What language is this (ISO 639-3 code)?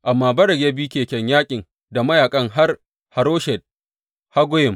hau